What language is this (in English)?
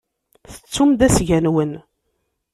Kabyle